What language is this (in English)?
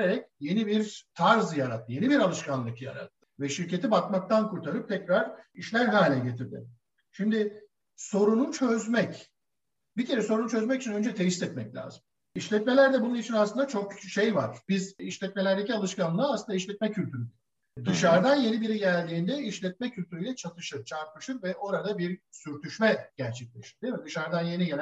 Turkish